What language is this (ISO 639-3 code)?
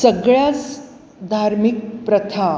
mar